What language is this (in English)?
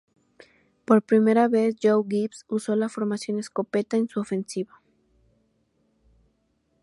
Spanish